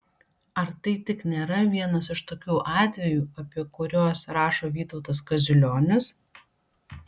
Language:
Lithuanian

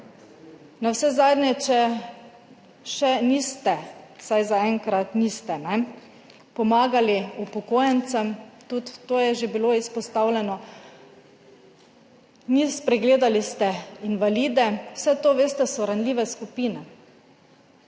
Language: Slovenian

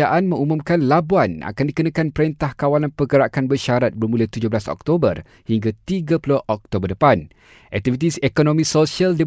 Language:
Malay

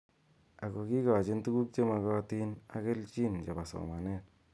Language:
Kalenjin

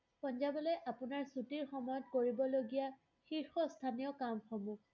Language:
Assamese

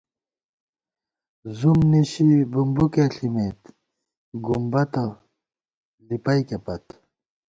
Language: Gawar-Bati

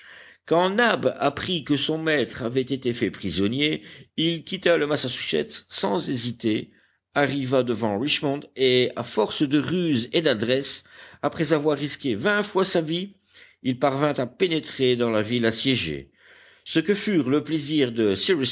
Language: French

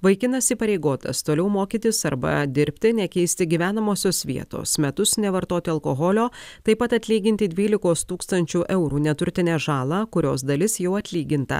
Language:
Lithuanian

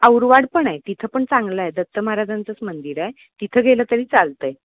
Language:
Marathi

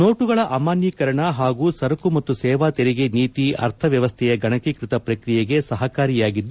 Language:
Kannada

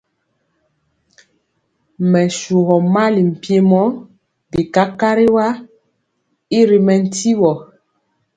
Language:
Mpiemo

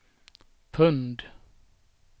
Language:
Swedish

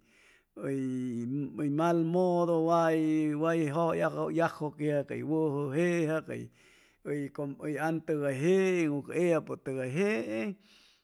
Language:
Chimalapa Zoque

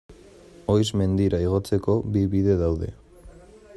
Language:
Basque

